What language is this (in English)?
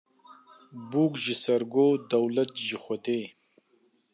Kurdish